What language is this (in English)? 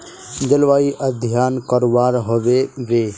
Magahi